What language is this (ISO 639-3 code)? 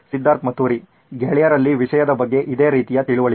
kan